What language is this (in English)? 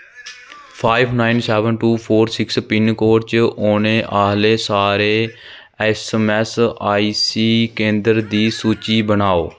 Dogri